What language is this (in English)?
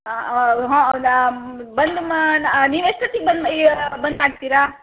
Kannada